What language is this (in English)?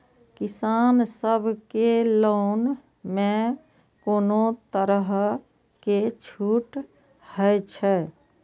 Maithili